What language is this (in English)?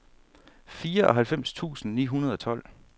Danish